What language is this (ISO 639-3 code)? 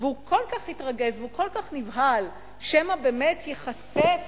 heb